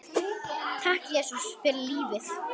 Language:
Icelandic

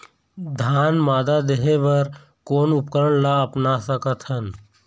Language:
Chhattisgarhi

